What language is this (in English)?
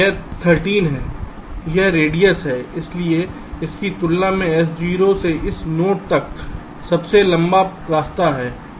Hindi